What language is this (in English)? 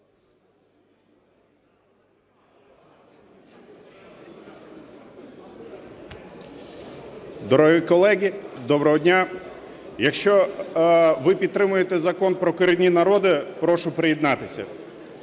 Ukrainian